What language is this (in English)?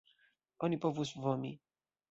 Esperanto